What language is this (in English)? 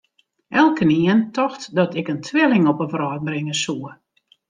Western Frisian